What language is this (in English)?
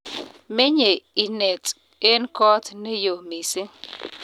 Kalenjin